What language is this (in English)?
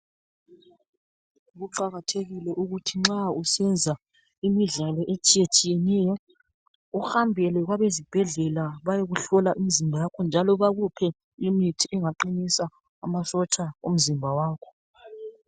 North Ndebele